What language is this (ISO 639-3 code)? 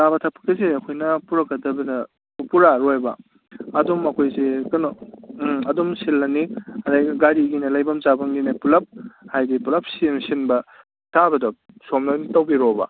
mni